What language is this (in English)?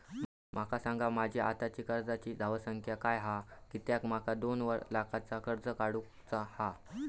Marathi